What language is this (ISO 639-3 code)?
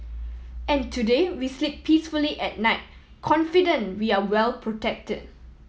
eng